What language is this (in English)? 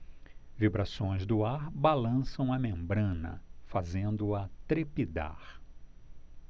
Portuguese